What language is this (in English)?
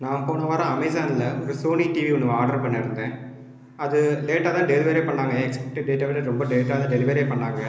Tamil